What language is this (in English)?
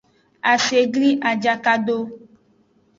Aja (Benin)